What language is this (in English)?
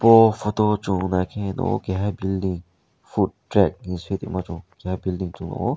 Kok Borok